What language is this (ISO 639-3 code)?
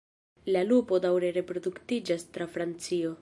epo